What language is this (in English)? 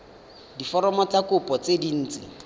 Tswana